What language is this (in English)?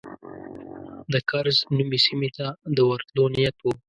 Pashto